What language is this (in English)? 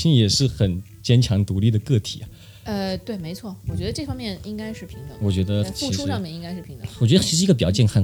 Chinese